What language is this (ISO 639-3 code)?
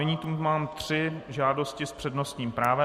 ces